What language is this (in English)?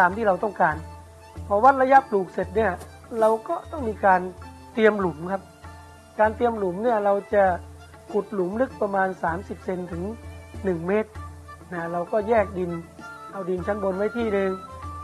Thai